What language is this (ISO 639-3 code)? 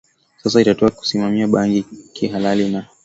swa